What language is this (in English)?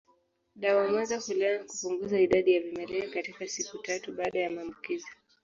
Swahili